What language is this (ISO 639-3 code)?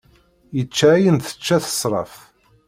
kab